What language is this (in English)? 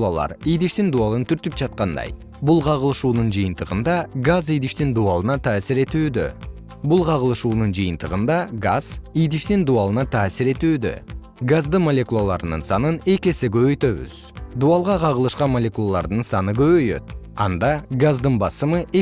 Kyrgyz